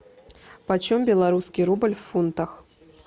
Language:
Russian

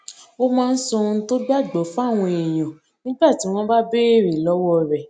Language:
Yoruba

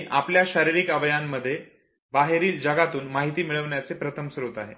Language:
Marathi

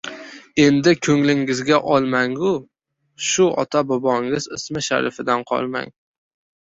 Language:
Uzbek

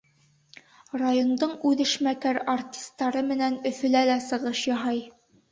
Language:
Bashkir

